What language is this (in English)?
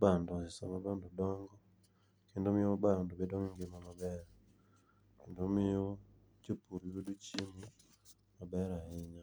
Luo (Kenya and Tanzania)